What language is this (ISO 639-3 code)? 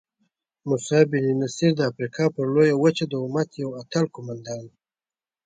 pus